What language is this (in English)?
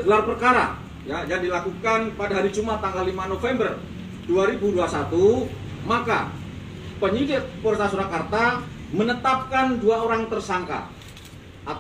Indonesian